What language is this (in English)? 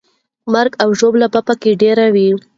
Pashto